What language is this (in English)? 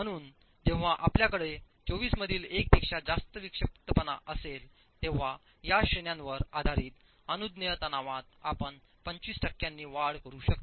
Marathi